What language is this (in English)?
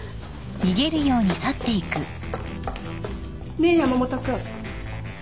Japanese